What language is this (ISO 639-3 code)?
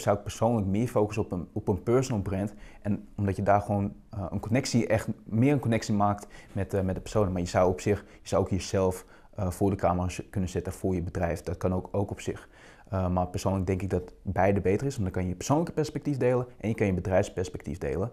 nld